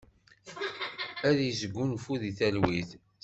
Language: Kabyle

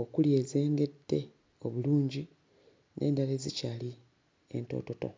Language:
Ganda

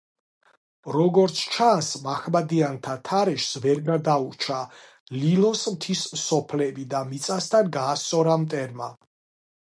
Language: Georgian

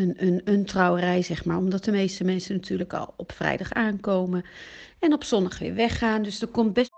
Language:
Dutch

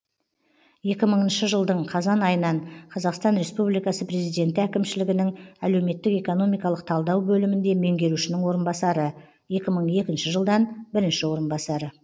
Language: Kazakh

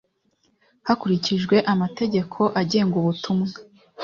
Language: Kinyarwanda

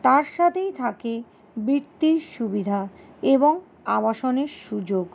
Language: Bangla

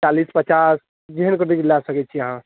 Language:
Maithili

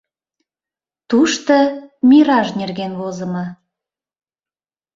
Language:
Mari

